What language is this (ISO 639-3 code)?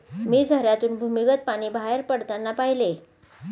mar